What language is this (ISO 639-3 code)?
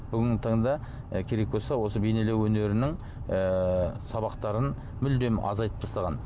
kaz